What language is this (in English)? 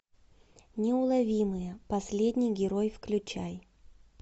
Russian